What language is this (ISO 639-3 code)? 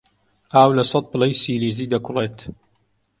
ckb